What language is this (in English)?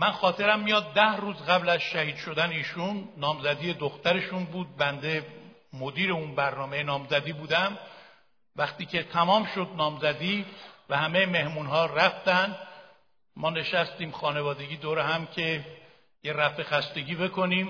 Persian